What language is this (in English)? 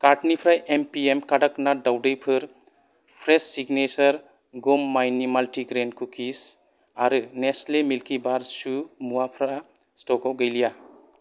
Bodo